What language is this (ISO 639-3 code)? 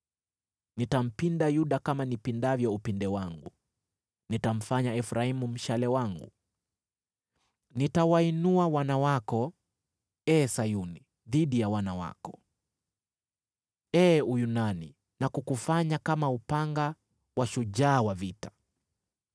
swa